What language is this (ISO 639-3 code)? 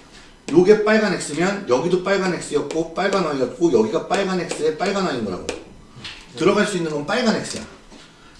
kor